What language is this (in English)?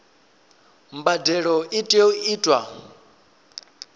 Venda